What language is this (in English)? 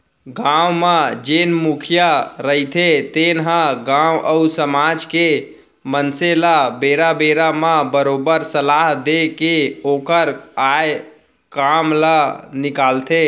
Chhattisgarhi